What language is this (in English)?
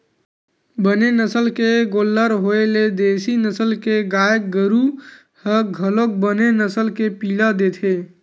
Chhattisgarhi